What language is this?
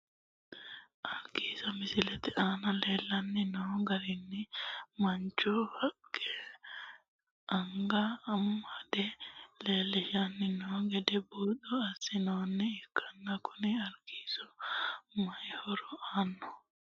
Sidamo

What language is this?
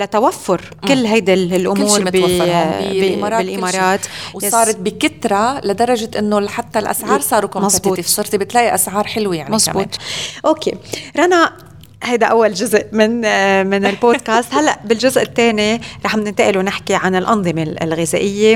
Arabic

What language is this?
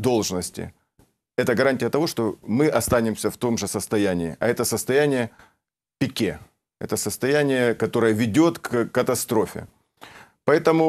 Russian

